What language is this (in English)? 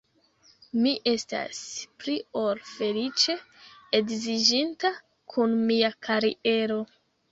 Esperanto